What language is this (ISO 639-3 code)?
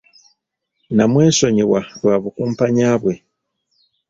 lug